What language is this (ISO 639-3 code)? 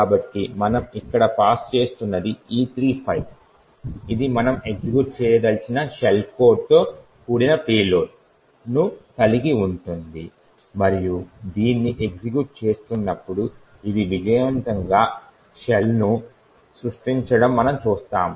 tel